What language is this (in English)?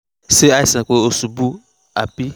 Yoruba